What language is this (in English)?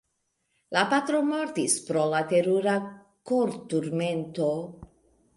Esperanto